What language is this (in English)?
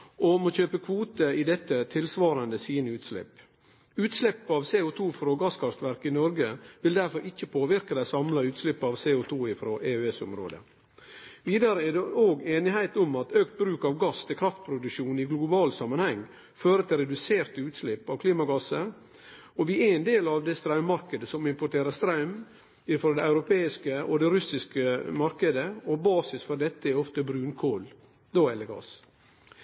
Norwegian Nynorsk